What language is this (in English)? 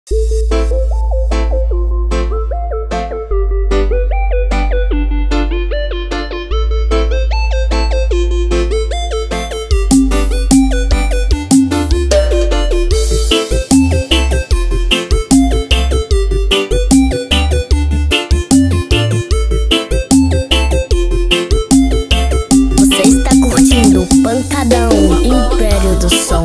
Portuguese